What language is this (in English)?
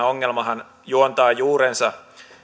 Finnish